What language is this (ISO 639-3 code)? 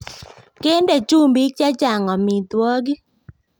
kln